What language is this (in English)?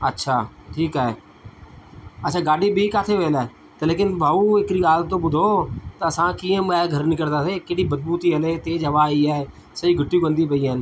Sindhi